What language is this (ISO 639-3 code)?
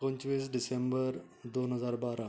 kok